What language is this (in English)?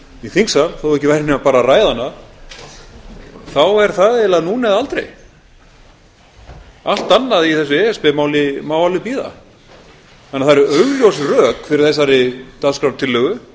Icelandic